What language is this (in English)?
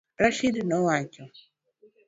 Luo (Kenya and Tanzania)